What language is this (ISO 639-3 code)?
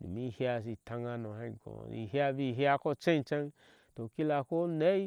ahs